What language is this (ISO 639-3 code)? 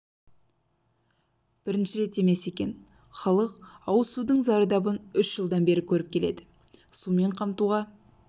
kaz